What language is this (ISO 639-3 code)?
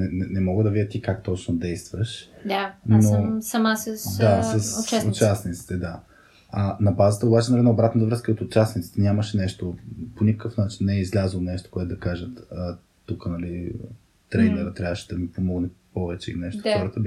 bul